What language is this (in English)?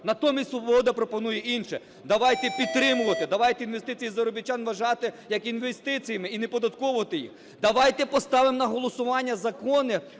Ukrainian